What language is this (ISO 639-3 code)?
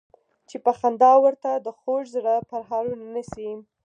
pus